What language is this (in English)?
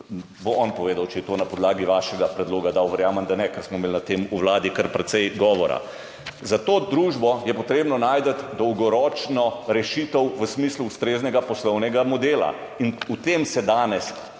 Slovenian